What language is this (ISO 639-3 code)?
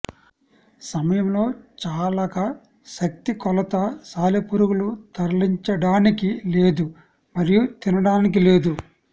tel